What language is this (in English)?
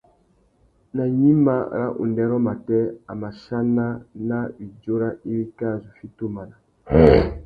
Tuki